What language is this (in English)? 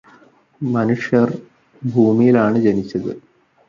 Malayalam